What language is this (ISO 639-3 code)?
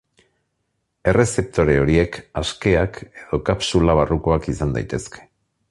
eus